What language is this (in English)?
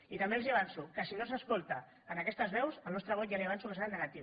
Catalan